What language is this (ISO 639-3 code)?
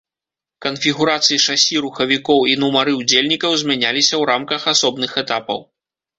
bel